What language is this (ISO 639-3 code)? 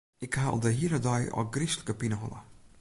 fry